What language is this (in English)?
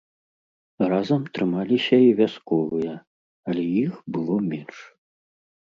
Belarusian